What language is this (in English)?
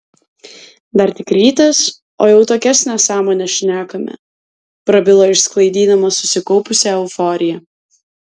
Lithuanian